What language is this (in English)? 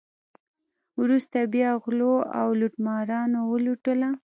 Pashto